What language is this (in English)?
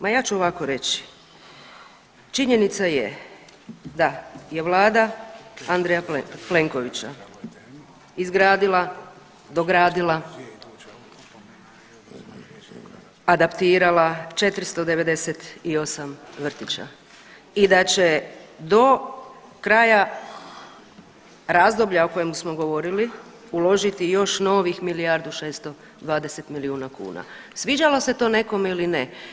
Croatian